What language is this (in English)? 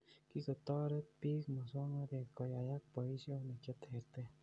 Kalenjin